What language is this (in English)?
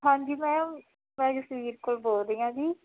Punjabi